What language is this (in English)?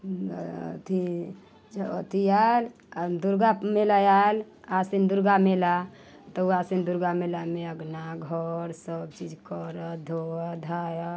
Maithili